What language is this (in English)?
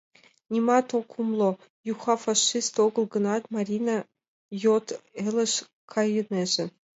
Mari